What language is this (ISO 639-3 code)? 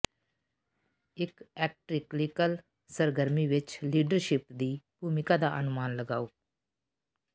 pan